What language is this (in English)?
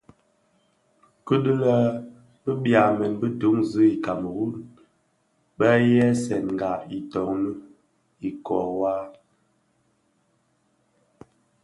Bafia